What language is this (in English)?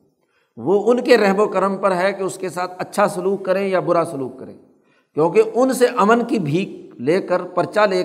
Urdu